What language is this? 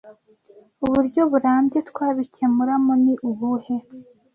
Kinyarwanda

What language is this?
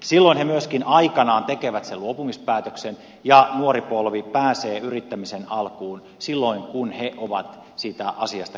Finnish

